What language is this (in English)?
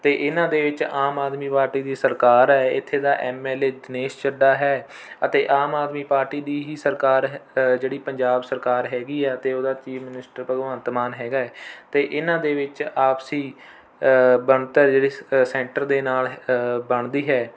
Punjabi